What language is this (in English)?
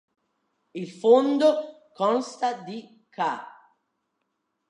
Italian